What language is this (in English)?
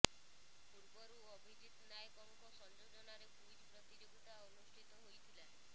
Odia